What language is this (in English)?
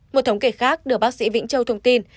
Vietnamese